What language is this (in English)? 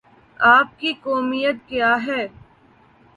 Urdu